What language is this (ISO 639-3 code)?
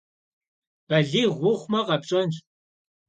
kbd